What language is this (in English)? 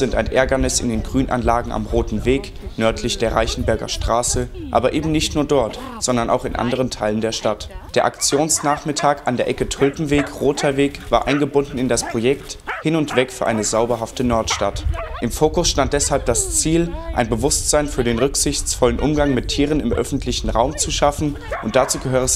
German